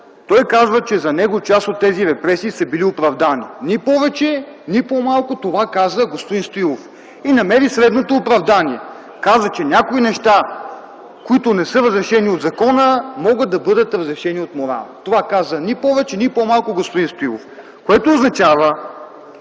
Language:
Bulgarian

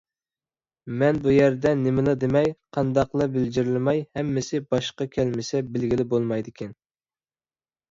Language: Uyghur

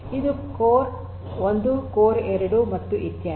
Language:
Kannada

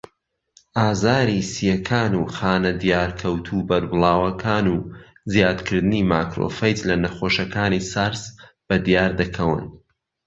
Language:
Central Kurdish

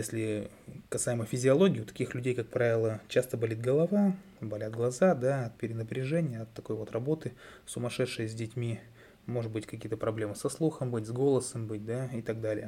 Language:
Russian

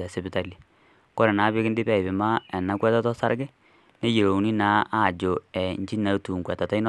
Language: Masai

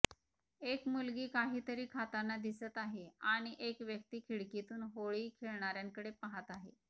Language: Marathi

